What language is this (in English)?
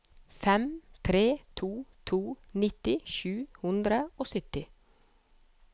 Norwegian